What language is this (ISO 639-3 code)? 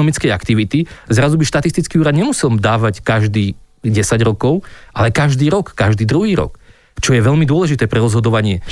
slk